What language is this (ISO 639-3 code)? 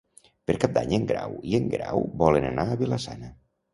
cat